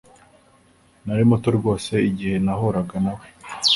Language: Kinyarwanda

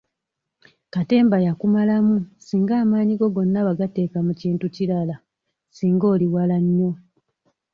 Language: Ganda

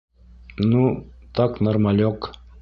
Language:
Bashkir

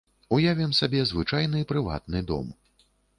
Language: Belarusian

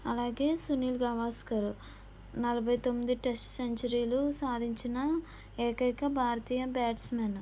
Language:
Telugu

